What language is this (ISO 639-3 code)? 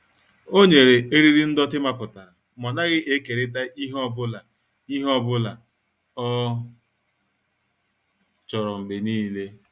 ibo